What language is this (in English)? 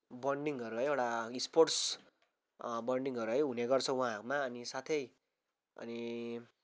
Nepali